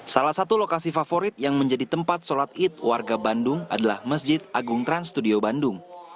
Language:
Indonesian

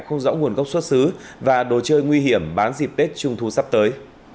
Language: Vietnamese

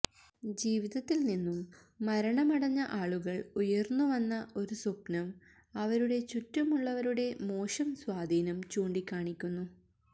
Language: Malayalam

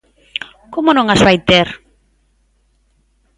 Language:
Galician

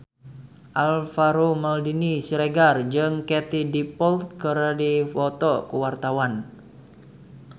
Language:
Sundanese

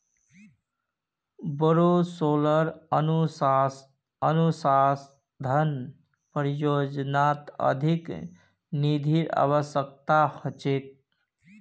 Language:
Magahi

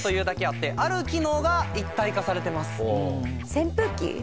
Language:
Japanese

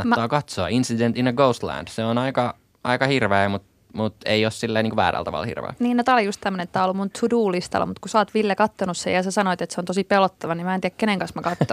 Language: Finnish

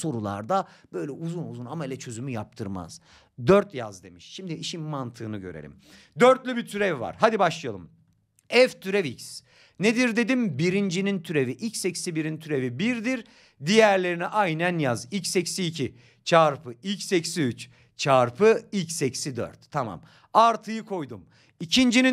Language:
Turkish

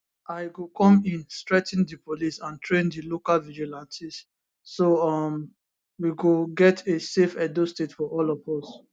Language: Nigerian Pidgin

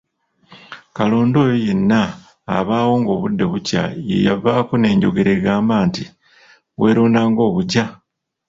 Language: Ganda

